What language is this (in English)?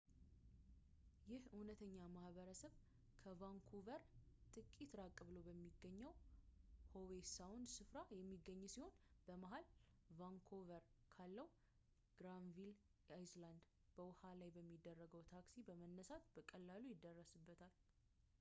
Amharic